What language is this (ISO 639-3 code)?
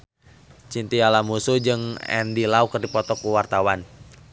sun